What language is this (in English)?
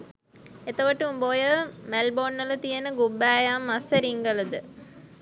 Sinhala